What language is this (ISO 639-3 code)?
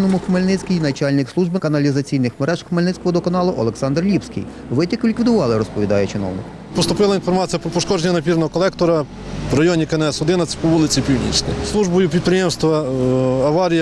ukr